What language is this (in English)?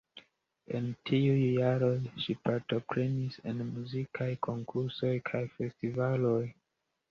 Esperanto